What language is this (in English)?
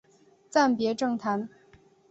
Chinese